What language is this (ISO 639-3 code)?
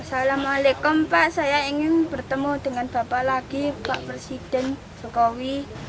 ind